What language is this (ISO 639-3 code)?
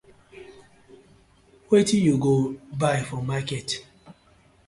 pcm